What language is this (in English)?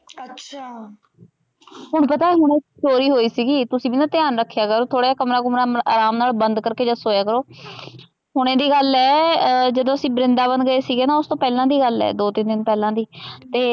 Punjabi